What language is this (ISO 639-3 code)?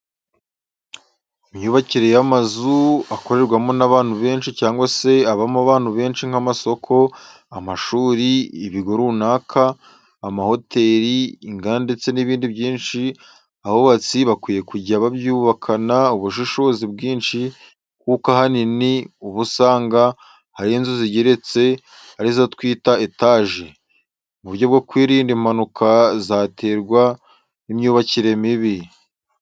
kin